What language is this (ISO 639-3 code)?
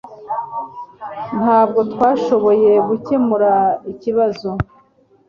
kin